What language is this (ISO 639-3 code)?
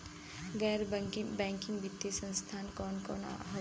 bho